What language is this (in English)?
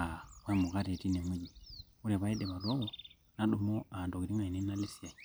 Masai